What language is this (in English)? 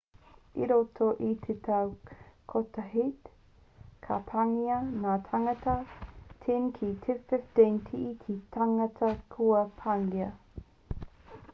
Māori